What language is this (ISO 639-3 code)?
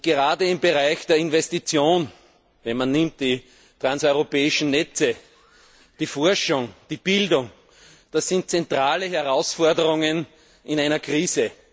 deu